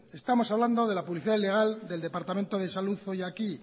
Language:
Spanish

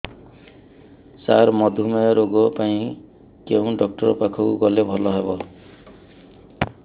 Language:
Odia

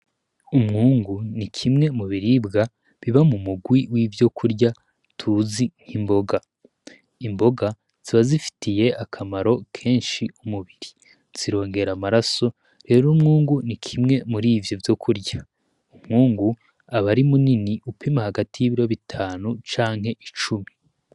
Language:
Rundi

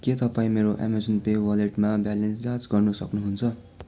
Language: Nepali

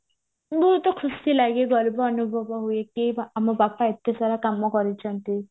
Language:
Odia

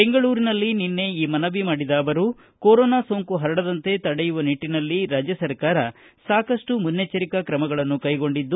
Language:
Kannada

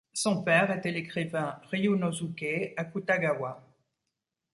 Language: French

